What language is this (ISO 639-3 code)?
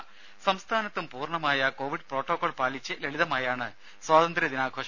mal